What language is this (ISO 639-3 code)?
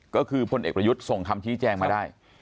tha